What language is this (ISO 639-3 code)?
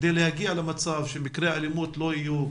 heb